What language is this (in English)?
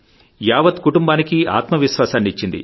Telugu